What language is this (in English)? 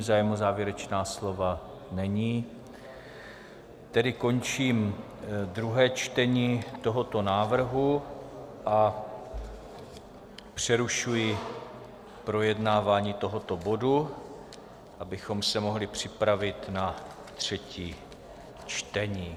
Czech